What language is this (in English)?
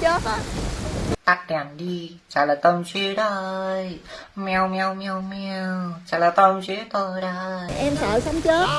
Vietnamese